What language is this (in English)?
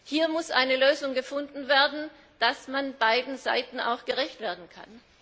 German